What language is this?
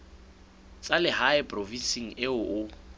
Southern Sotho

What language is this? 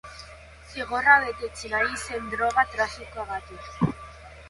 Basque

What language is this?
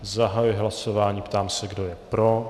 Czech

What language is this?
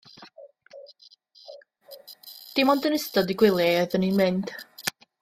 Welsh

